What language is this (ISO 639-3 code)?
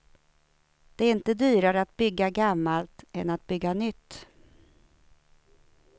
swe